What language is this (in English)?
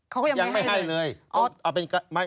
Thai